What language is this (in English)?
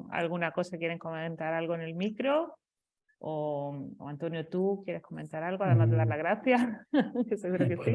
Spanish